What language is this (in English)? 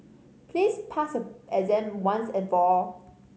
English